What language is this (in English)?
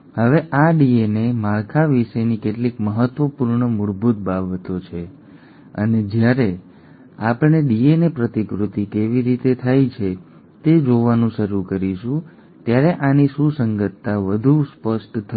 Gujarati